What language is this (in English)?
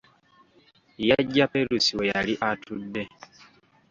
Ganda